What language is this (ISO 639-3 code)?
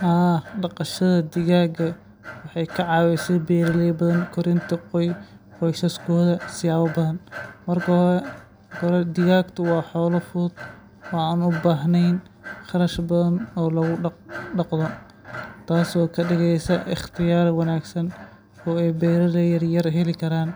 som